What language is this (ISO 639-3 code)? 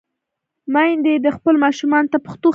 pus